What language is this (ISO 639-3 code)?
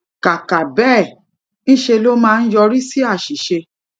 yor